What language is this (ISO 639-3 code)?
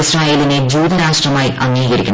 mal